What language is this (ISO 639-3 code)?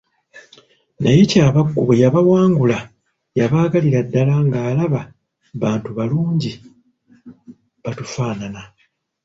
lug